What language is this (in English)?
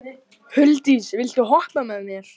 Icelandic